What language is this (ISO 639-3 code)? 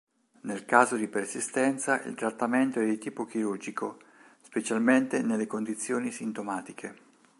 ita